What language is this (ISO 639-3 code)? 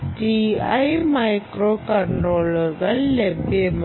mal